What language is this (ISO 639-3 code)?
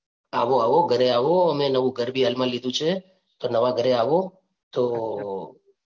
guj